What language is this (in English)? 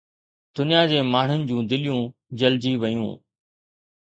Sindhi